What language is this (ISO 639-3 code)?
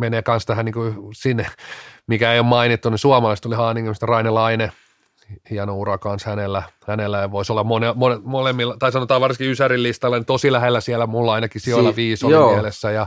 fin